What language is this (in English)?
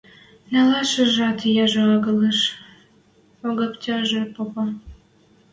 Western Mari